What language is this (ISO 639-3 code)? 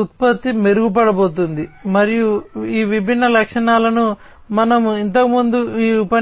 tel